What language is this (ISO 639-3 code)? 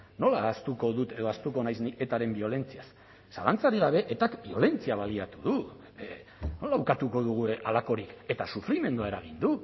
eus